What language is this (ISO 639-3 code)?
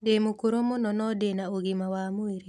kik